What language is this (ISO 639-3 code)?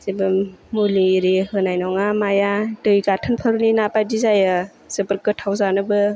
brx